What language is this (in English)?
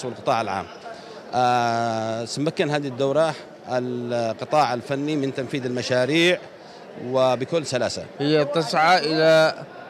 Arabic